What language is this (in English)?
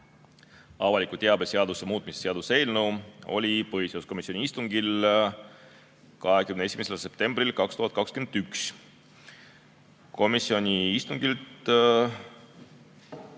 Estonian